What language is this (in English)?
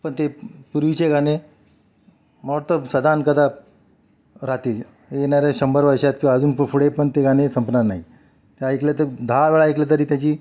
Marathi